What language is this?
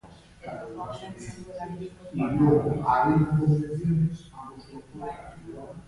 Basque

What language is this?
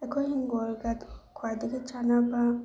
Manipuri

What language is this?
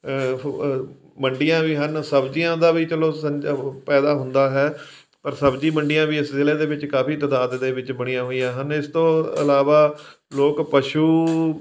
Punjabi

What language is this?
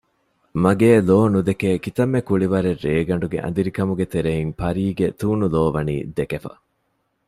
Divehi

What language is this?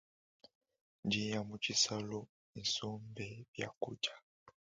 Luba-Lulua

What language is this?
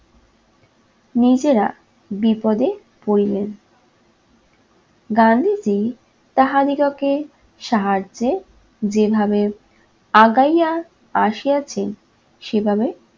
Bangla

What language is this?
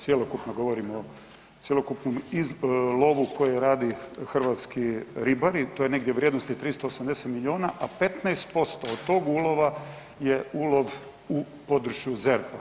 Croatian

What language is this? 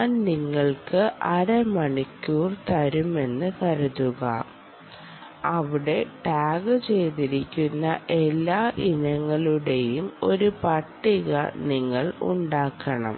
Malayalam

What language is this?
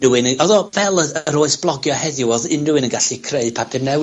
Welsh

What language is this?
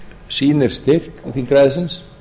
Icelandic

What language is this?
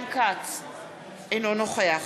Hebrew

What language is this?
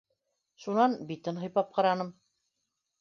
Bashkir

